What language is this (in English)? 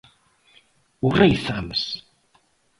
Galician